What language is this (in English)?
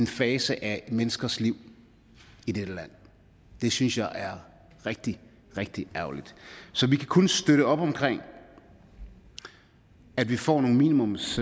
Danish